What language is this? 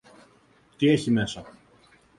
Greek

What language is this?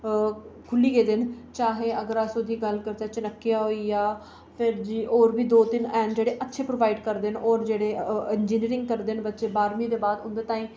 Dogri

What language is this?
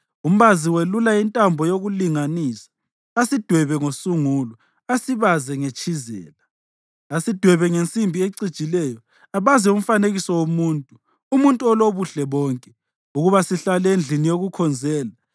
North Ndebele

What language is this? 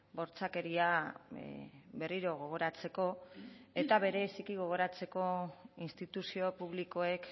Basque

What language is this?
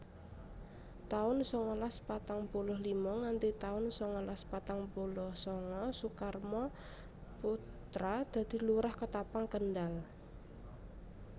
Javanese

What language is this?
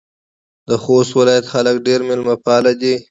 Pashto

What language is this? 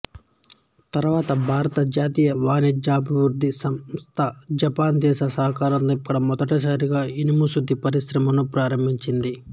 Telugu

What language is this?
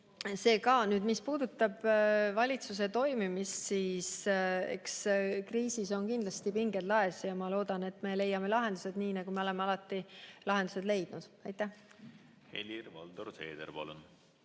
Estonian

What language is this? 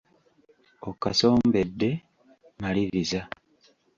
Ganda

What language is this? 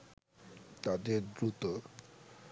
Bangla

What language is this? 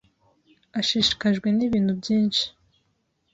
Kinyarwanda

